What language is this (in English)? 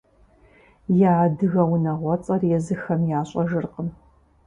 Kabardian